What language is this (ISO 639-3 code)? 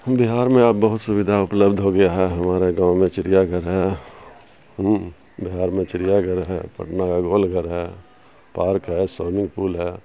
urd